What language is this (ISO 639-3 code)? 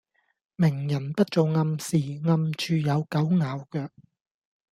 yue